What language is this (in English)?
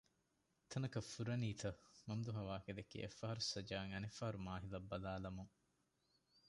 Divehi